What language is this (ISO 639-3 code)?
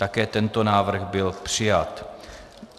ces